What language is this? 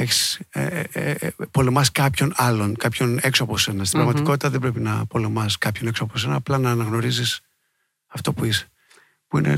Greek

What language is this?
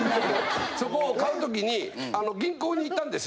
Japanese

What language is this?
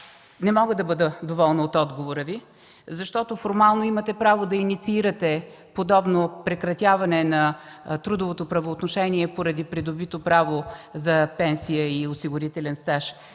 Bulgarian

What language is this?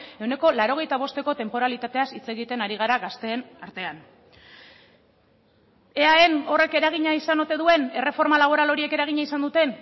Basque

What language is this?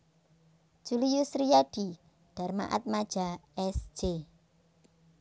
Javanese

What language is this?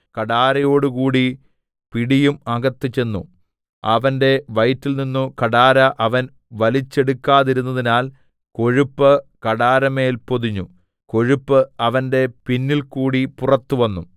Malayalam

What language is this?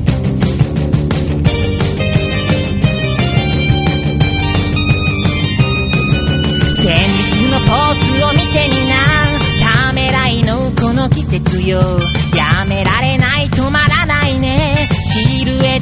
Japanese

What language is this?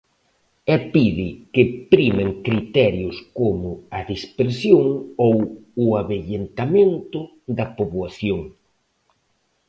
Galician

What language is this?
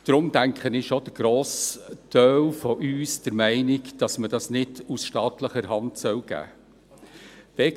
Swiss German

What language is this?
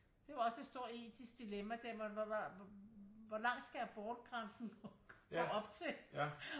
Danish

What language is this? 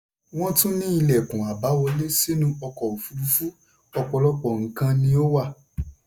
Yoruba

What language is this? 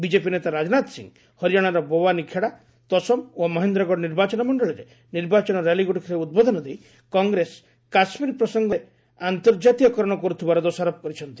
Odia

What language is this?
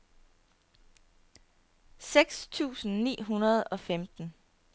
Danish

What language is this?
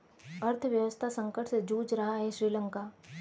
Hindi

